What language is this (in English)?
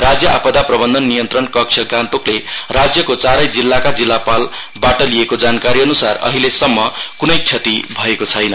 Nepali